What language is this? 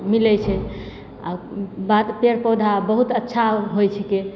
Maithili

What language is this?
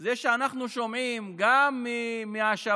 Hebrew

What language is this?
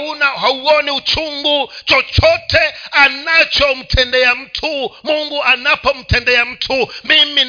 Swahili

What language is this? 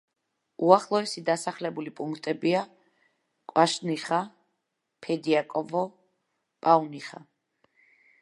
Georgian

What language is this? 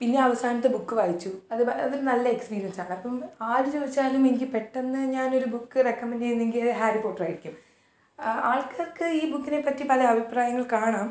Malayalam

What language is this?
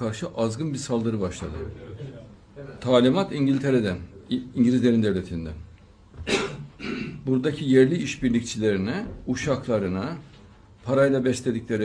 Turkish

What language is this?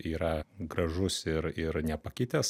Lithuanian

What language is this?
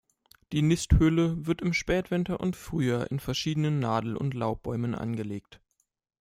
German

